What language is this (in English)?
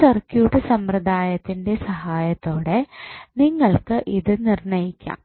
Malayalam